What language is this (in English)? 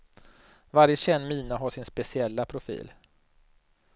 Swedish